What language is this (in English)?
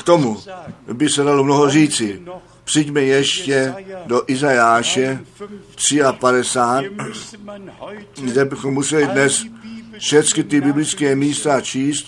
Czech